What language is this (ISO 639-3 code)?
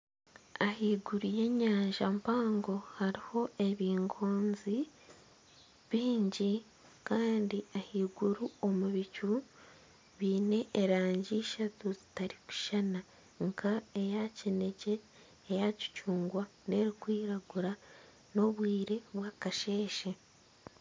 nyn